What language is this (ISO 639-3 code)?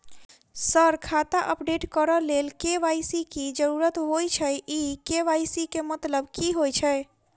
mai